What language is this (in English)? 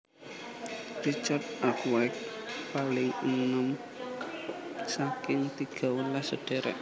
Javanese